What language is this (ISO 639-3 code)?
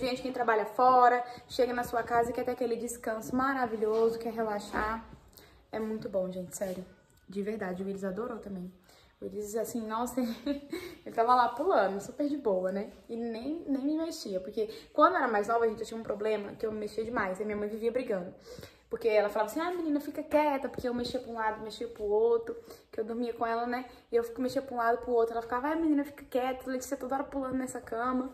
por